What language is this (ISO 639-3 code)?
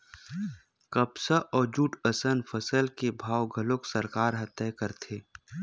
hne